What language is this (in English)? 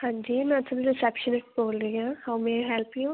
Punjabi